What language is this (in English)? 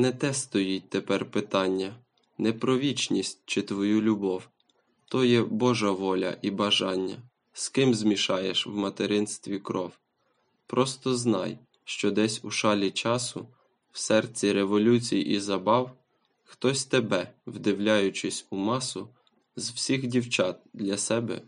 Ukrainian